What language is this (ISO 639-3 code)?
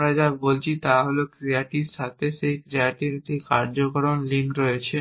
ben